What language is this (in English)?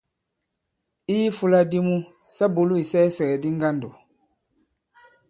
Bankon